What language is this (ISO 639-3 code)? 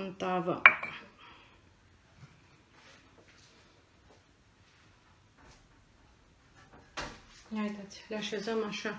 ron